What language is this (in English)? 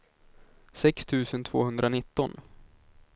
Swedish